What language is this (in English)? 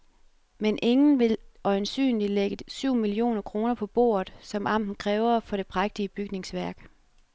Danish